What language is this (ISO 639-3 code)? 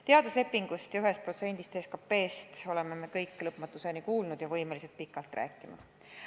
est